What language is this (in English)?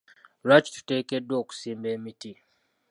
Ganda